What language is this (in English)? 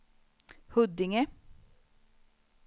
Swedish